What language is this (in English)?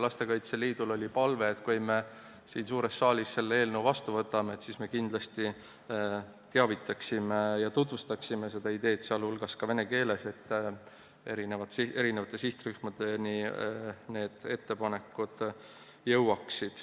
Estonian